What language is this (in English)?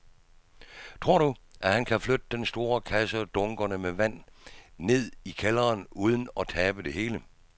Danish